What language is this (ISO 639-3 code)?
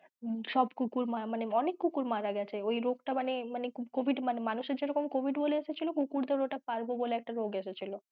ben